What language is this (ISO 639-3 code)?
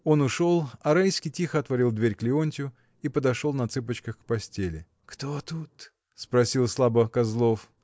rus